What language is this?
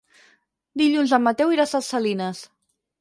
Catalan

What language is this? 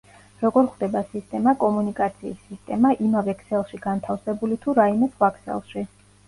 Georgian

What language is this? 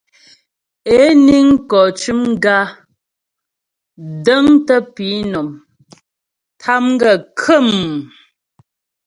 Ghomala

